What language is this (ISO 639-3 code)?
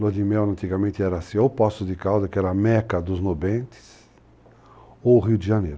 por